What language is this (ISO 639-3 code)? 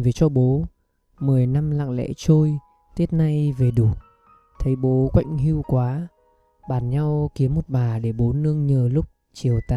vie